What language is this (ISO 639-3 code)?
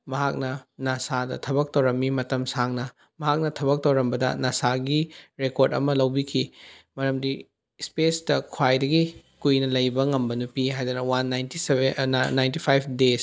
mni